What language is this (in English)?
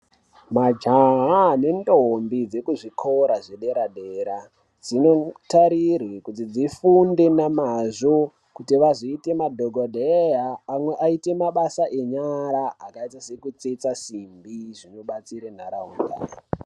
Ndau